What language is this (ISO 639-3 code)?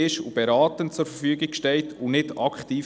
gsw